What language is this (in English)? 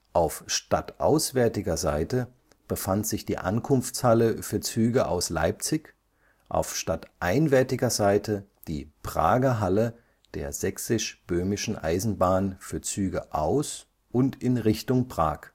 German